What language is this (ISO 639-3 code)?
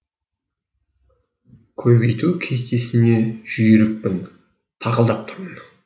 kaz